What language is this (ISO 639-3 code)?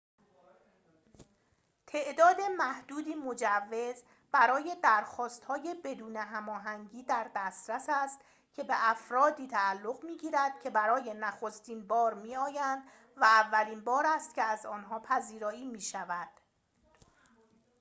fas